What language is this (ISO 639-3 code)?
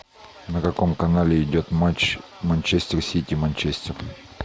rus